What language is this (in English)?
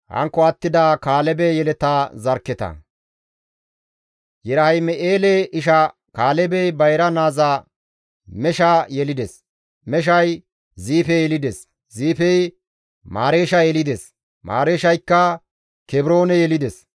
Gamo